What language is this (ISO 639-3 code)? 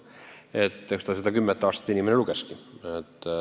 est